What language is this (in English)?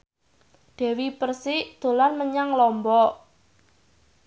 Javanese